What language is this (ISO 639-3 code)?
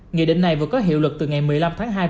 vie